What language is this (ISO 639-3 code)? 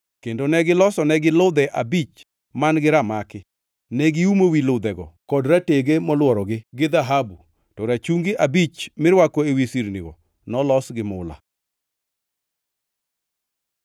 luo